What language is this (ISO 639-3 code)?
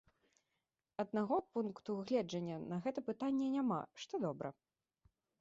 bel